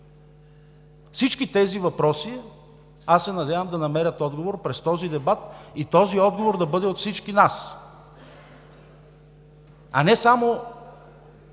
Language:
Bulgarian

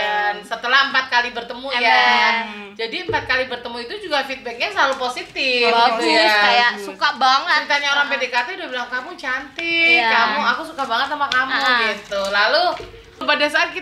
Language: Indonesian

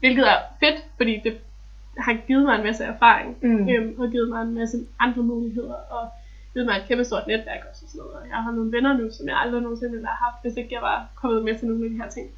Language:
Danish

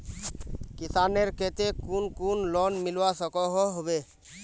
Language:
Magahi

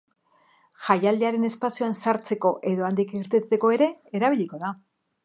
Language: Basque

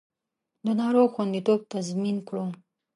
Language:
Pashto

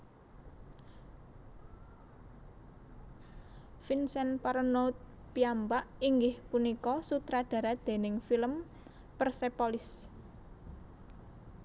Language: Javanese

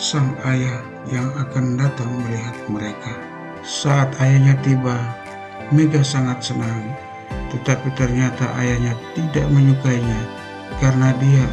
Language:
Indonesian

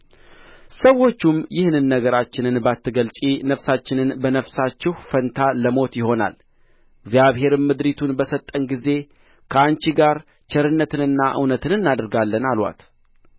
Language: Amharic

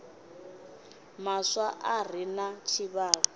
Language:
Venda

